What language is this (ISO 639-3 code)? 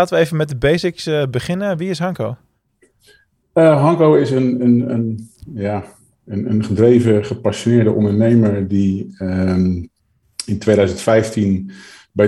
nld